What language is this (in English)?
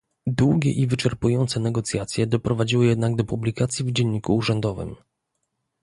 Polish